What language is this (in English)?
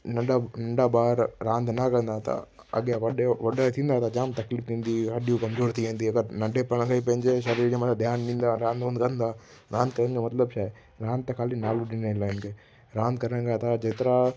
Sindhi